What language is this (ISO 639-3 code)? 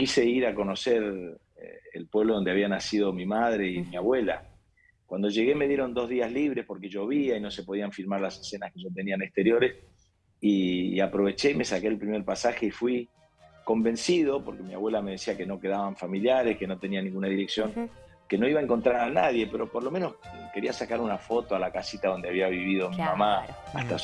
spa